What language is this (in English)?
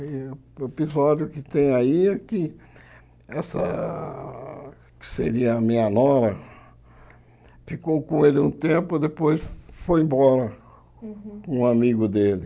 Portuguese